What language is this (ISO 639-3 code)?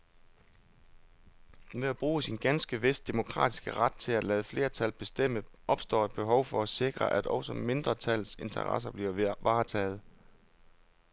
dan